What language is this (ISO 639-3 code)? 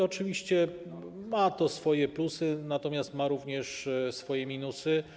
pol